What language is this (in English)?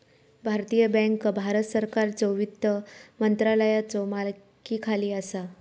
Marathi